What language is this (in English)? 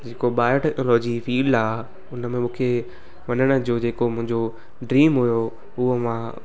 Sindhi